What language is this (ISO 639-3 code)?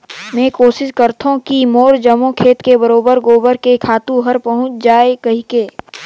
hne